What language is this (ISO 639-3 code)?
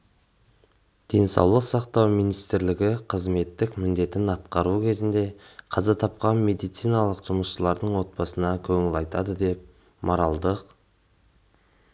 kaz